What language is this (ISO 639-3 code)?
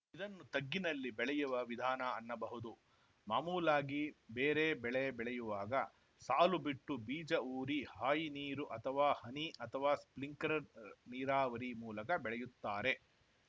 kan